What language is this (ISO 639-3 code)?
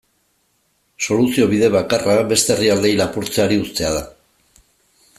eus